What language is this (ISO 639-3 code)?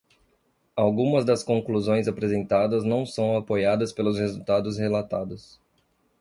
por